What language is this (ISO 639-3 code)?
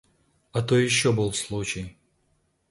rus